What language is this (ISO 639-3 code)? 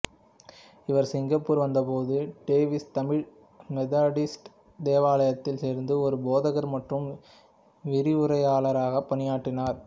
tam